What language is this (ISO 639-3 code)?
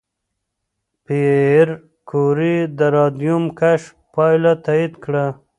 pus